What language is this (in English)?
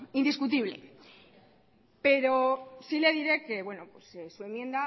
Spanish